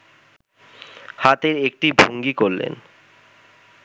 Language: Bangla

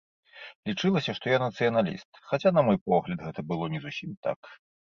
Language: Belarusian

